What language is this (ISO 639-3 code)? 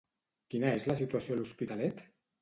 cat